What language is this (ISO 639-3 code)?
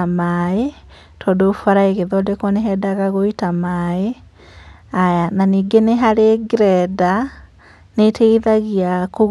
kik